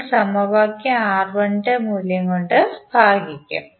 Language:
Malayalam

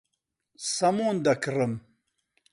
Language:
Central Kurdish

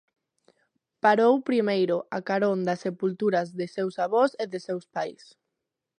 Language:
Galician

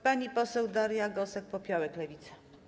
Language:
Polish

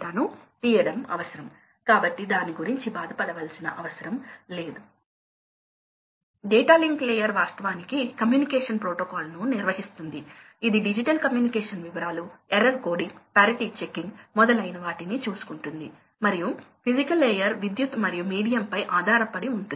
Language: Telugu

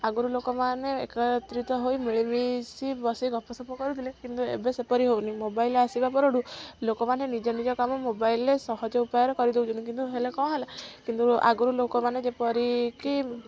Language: Odia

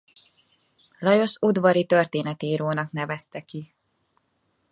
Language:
Hungarian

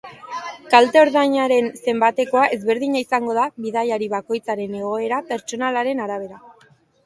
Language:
Basque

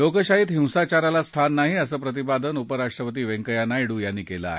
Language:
Marathi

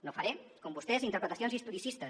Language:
Catalan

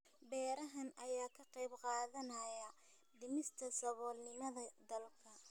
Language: Somali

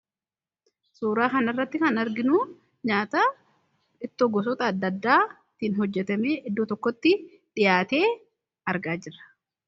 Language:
Oromo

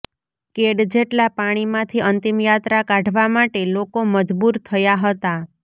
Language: Gujarati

